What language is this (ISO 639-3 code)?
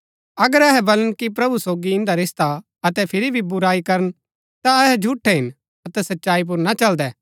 gbk